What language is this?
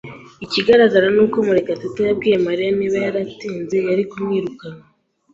Kinyarwanda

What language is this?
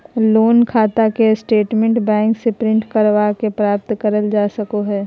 Magahi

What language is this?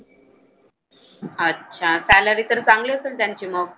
Marathi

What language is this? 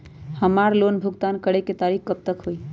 Magahi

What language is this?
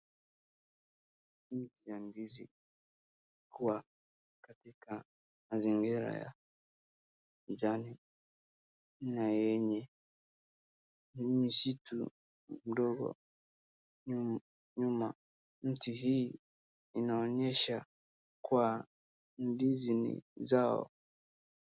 Swahili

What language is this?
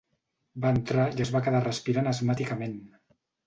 Catalan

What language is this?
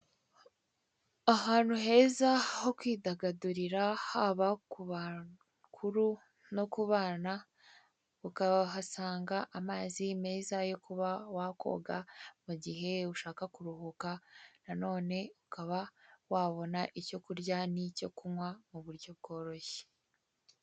Kinyarwanda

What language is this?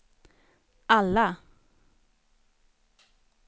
Swedish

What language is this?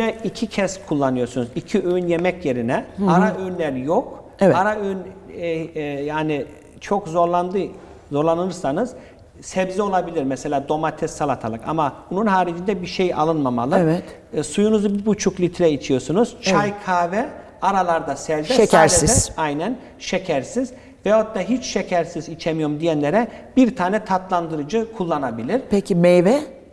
Turkish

